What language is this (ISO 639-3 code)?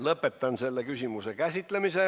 est